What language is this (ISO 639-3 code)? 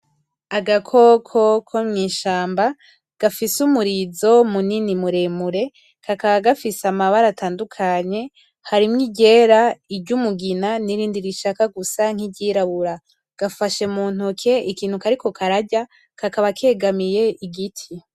run